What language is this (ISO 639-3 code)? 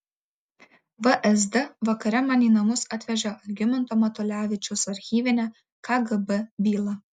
lit